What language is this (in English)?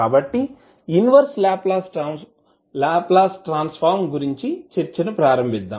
Telugu